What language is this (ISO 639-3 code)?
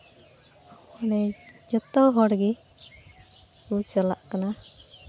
sat